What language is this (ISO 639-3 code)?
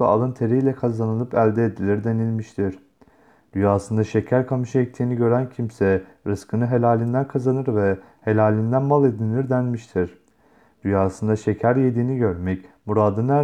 tur